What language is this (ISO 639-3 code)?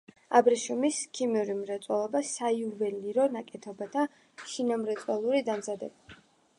kat